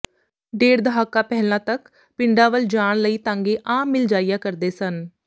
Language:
Punjabi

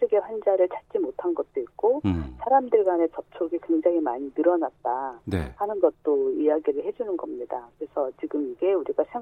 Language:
Korean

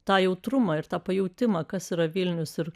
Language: Lithuanian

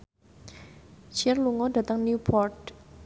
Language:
Javanese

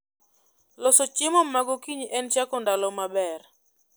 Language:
Luo (Kenya and Tanzania)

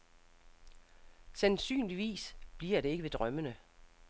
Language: Danish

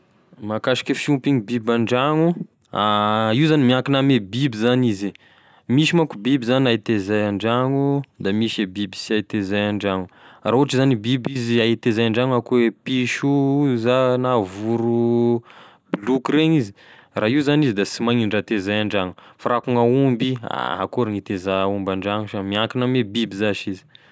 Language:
Tesaka Malagasy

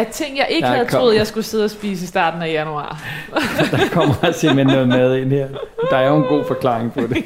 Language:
Danish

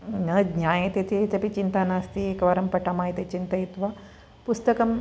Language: Sanskrit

